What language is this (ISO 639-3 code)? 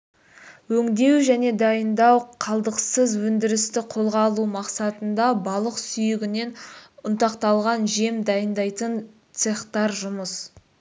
kaz